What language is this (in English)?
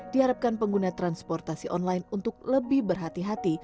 Indonesian